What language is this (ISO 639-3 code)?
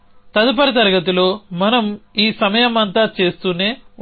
tel